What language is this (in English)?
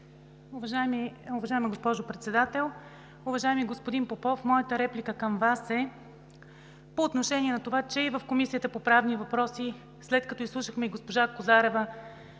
Bulgarian